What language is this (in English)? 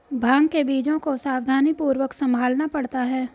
Hindi